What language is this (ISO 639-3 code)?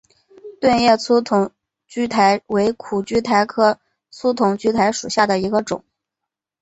zho